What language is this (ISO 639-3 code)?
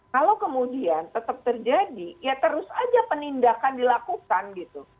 ind